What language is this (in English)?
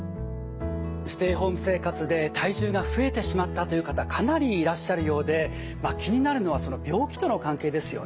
Japanese